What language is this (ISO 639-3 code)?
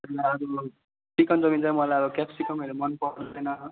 nep